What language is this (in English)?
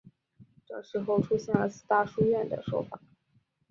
Chinese